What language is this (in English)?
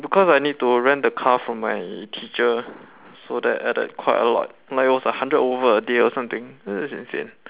English